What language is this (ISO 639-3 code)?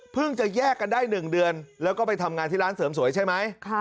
tha